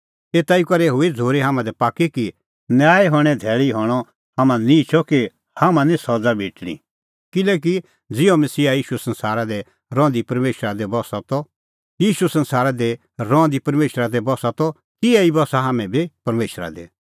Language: Kullu Pahari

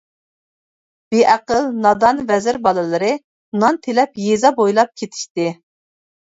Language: Uyghur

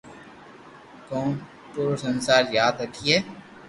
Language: Loarki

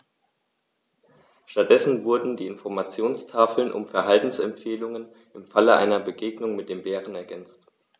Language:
German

